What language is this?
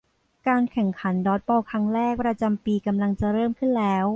Thai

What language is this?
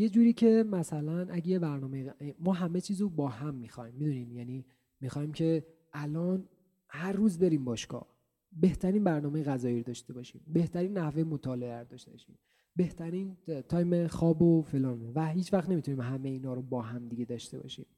Persian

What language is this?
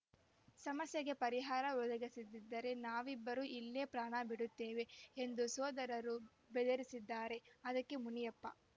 Kannada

